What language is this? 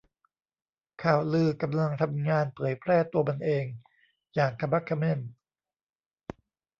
Thai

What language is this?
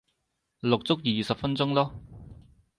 Cantonese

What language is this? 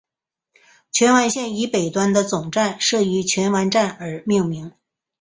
Chinese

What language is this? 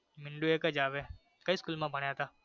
Gujarati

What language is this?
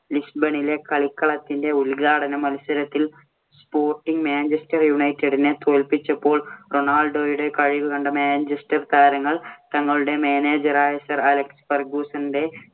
Malayalam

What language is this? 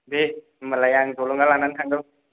Bodo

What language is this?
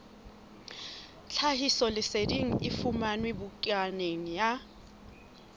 Southern Sotho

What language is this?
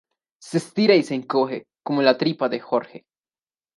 Spanish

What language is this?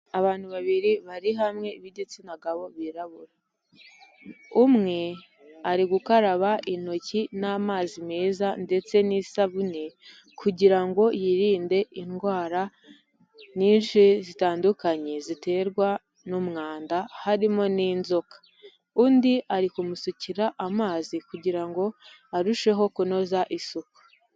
Kinyarwanda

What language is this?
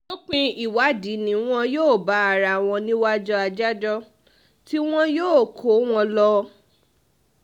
Yoruba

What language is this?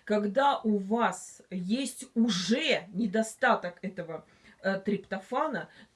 Russian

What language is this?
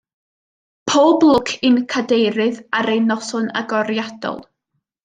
Welsh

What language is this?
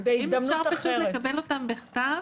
Hebrew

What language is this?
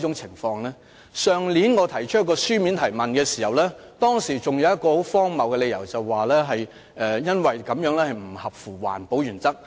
Cantonese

